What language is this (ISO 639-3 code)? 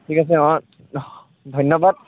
asm